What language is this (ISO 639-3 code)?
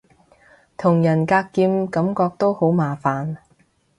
yue